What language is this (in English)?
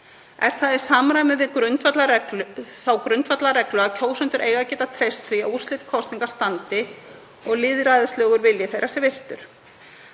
Icelandic